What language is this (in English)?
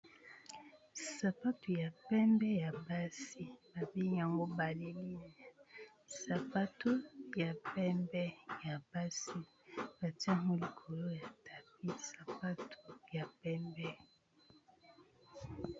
Lingala